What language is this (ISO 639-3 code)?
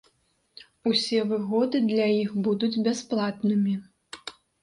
bel